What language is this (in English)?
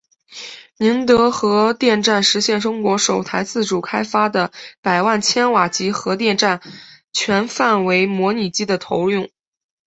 Chinese